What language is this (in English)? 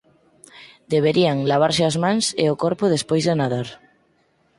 Galician